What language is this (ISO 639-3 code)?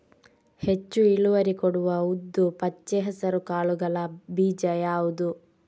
kan